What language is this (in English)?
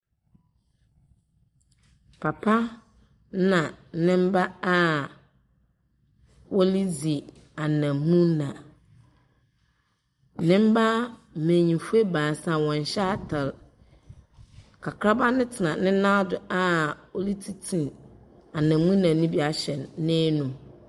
Akan